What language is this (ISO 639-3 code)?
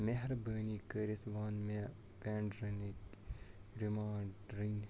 kas